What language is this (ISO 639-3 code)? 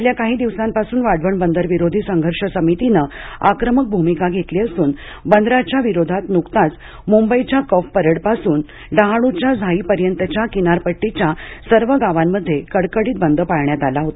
mar